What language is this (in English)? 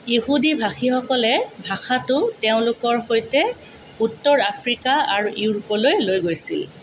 Assamese